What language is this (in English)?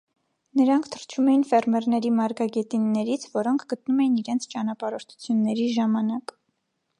Armenian